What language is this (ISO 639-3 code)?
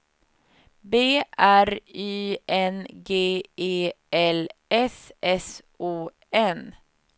swe